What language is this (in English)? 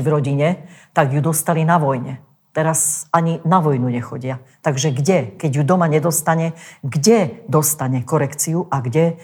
Slovak